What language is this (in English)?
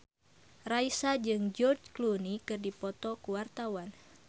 Sundanese